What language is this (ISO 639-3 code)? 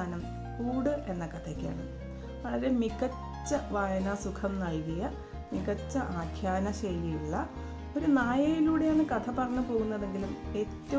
tur